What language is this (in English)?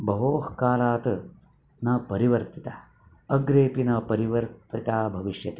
Sanskrit